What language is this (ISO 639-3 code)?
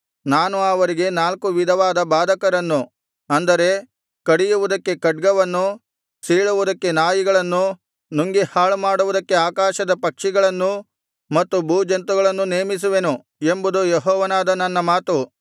kan